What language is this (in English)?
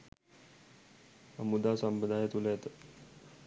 Sinhala